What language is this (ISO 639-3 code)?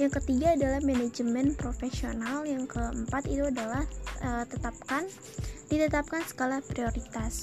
ind